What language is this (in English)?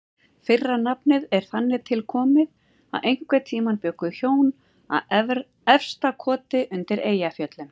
Icelandic